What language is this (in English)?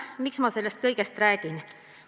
Estonian